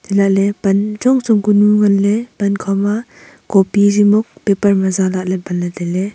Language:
Wancho Naga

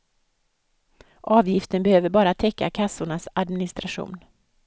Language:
Swedish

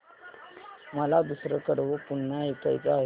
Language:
Marathi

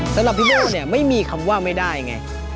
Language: Thai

